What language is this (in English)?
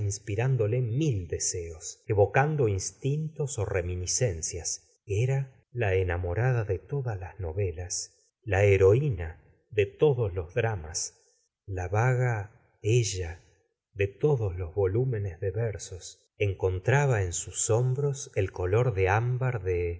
Spanish